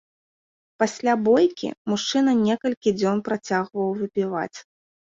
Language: Belarusian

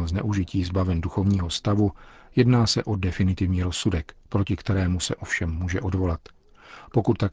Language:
Czech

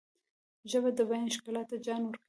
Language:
Pashto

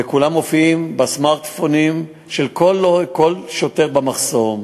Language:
Hebrew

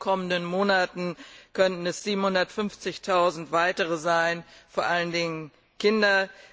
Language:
German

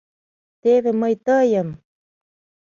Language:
Mari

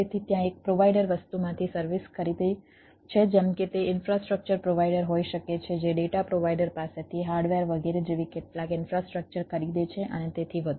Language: Gujarati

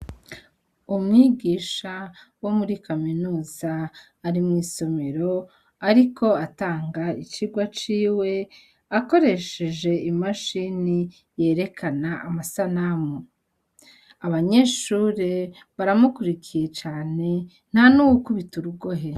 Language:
Rundi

